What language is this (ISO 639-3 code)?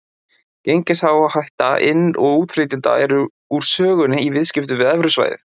isl